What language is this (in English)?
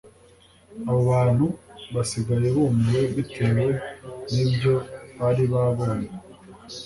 Kinyarwanda